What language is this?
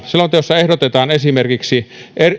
Finnish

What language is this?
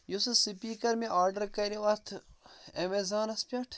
Kashmiri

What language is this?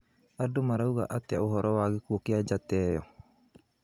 Kikuyu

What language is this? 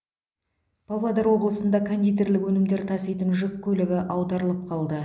Kazakh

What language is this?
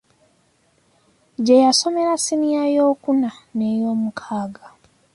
Ganda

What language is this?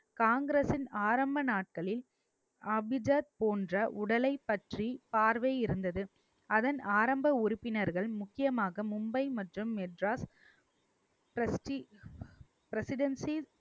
Tamil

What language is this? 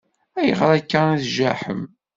Kabyle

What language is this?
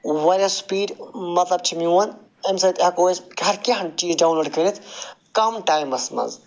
Kashmiri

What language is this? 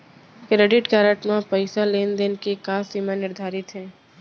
Chhattisgarhi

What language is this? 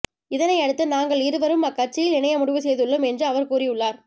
Tamil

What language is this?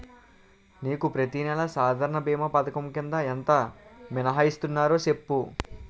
Telugu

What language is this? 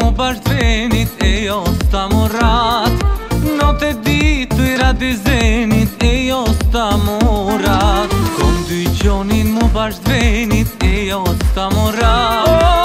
Romanian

